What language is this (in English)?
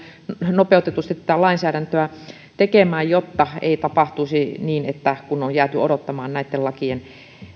Finnish